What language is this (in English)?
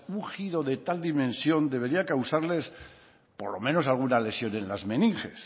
Spanish